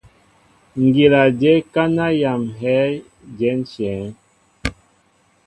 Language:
Mbo (Cameroon)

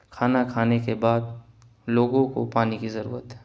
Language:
Urdu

